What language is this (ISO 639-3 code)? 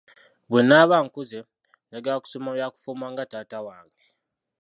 lug